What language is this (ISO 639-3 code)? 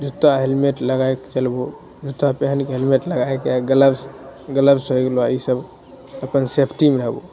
mai